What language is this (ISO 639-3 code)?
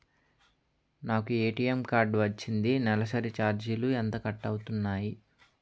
tel